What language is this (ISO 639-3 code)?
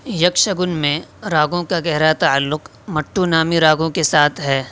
urd